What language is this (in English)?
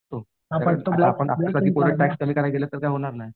Marathi